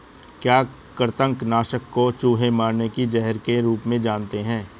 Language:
Hindi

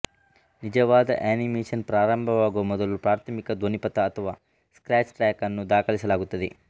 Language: Kannada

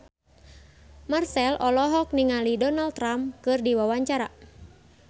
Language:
Sundanese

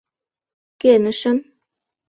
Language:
Mari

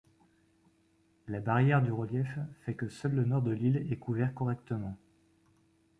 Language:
French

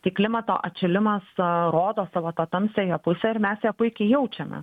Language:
Lithuanian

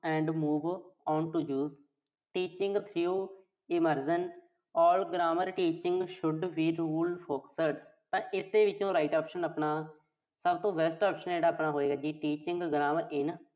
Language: Punjabi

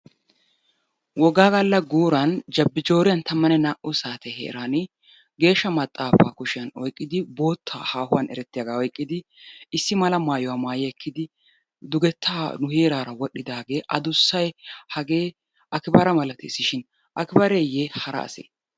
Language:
Wolaytta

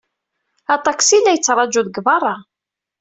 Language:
Kabyle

